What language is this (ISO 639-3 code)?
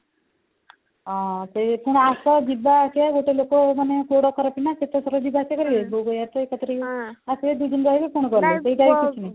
ori